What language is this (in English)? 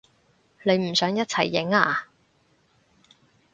Cantonese